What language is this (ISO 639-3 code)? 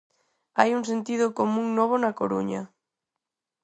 glg